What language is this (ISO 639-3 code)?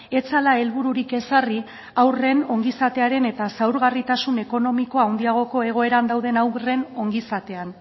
eus